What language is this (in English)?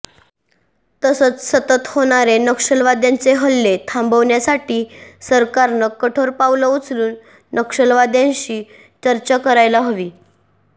Marathi